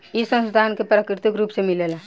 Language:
Bhojpuri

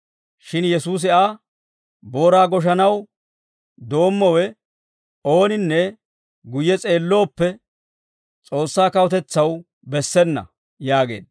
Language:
Dawro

